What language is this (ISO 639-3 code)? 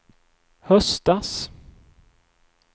swe